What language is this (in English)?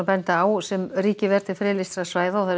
Icelandic